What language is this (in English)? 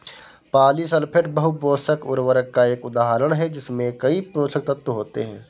Hindi